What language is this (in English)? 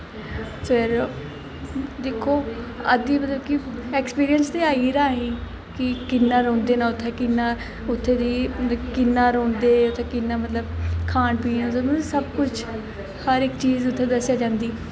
Dogri